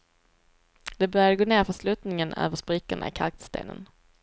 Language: Swedish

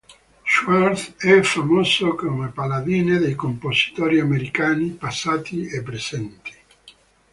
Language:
Italian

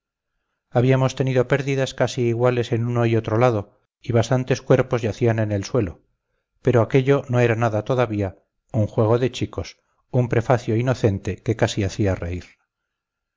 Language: Spanish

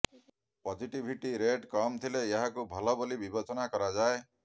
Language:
Odia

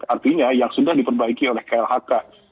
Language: Indonesian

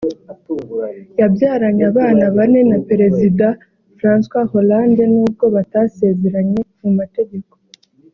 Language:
Kinyarwanda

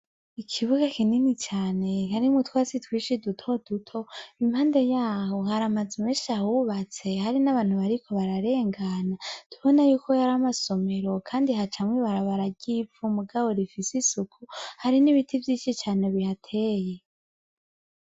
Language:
Rundi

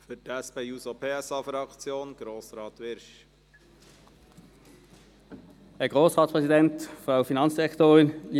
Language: Swiss German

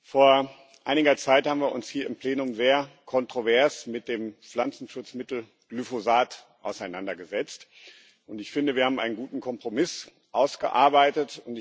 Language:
German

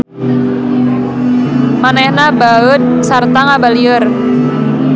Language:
Sundanese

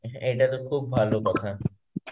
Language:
Bangla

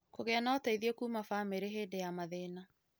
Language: Kikuyu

